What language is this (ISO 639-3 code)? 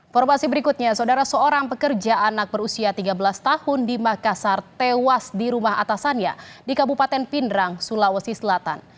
ind